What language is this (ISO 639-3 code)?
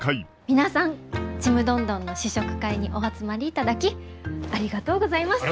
jpn